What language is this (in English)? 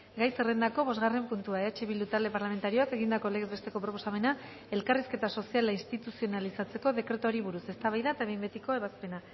Basque